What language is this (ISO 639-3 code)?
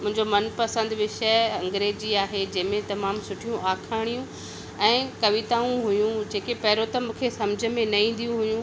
snd